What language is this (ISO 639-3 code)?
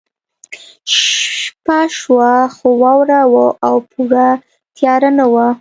pus